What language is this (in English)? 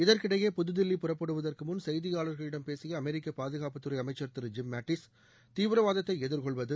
Tamil